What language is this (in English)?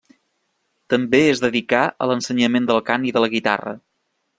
Catalan